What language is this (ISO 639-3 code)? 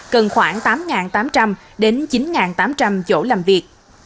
vie